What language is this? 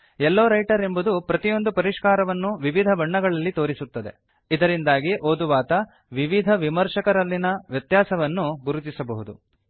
Kannada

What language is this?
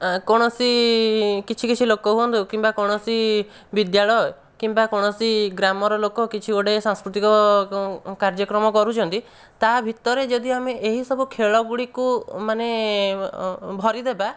Odia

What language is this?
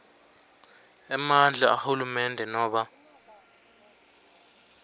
Swati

